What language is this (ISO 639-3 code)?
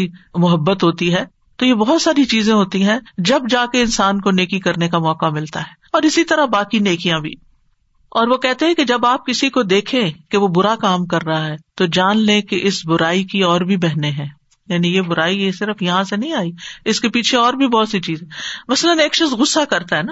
urd